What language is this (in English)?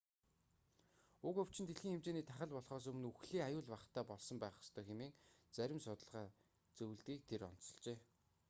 Mongolian